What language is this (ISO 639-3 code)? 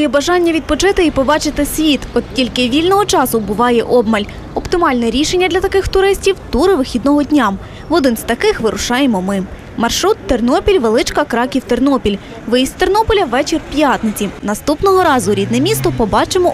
rus